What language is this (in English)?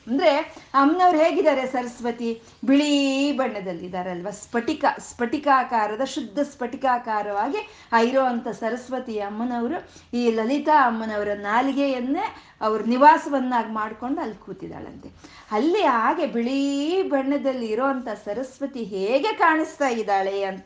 Kannada